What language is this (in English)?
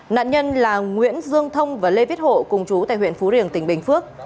Vietnamese